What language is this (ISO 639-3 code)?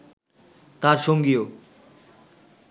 ben